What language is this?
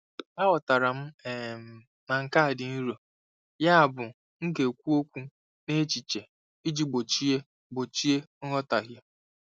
Igbo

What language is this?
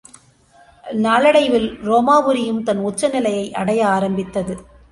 Tamil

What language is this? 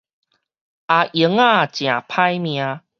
Min Nan Chinese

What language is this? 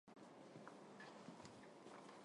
Armenian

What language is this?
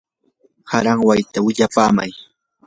Yanahuanca Pasco Quechua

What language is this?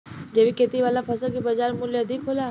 Bhojpuri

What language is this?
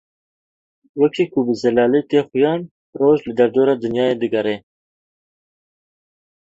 Kurdish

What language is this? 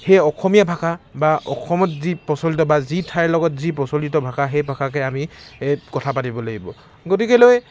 Assamese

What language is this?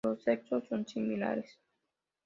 Spanish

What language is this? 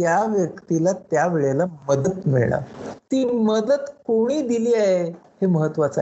Marathi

